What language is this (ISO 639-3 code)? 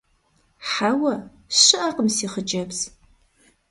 kbd